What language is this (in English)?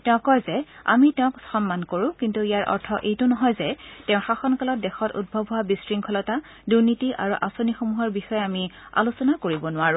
Assamese